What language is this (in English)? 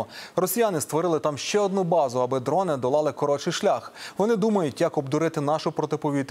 Ukrainian